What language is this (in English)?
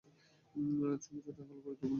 Bangla